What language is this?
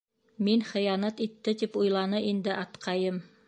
Bashkir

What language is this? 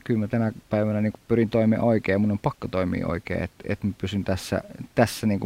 Finnish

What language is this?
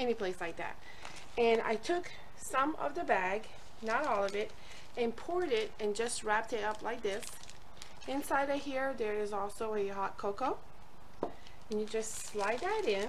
English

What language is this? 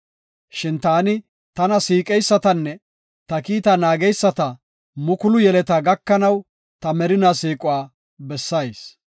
Gofa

